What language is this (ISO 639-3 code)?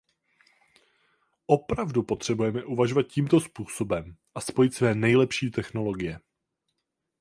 ces